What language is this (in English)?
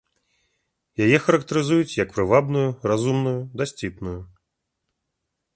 Belarusian